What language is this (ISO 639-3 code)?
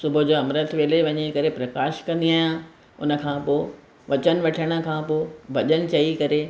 snd